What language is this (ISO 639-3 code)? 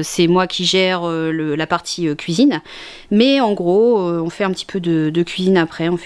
fra